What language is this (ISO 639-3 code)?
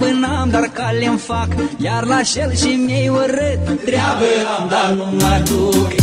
ron